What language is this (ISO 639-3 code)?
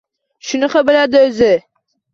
uzb